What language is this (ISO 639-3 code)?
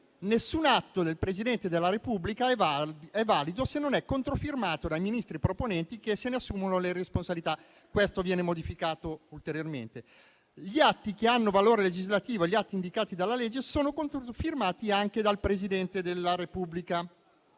ita